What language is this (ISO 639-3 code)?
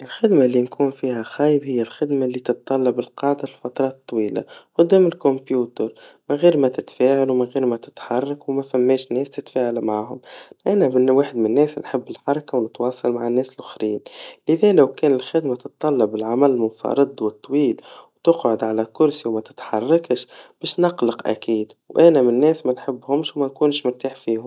aeb